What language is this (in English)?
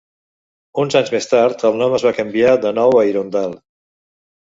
Catalan